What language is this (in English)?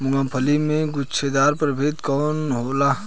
Bhojpuri